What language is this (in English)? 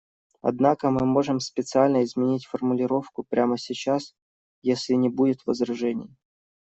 Russian